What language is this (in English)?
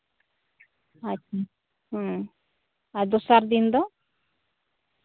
Santali